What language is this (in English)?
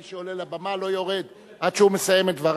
Hebrew